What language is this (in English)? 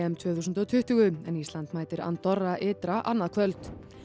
Icelandic